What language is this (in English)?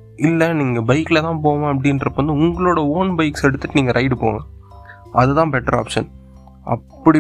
Tamil